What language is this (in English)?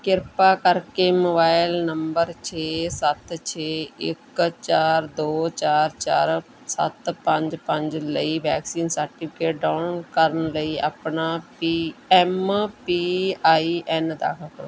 Punjabi